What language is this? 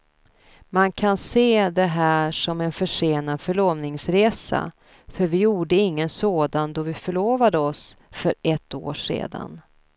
Swedish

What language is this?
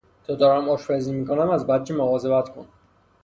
Persian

